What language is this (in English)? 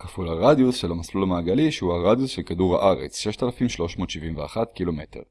Hebrew